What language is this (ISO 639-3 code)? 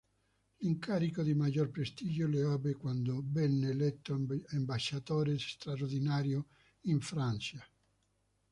ita